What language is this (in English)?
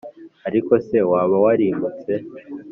Kinyarwanda